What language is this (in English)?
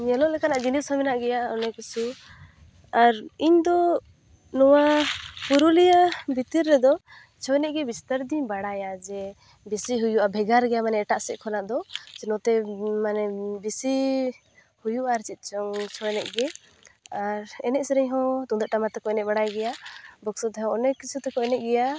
Santali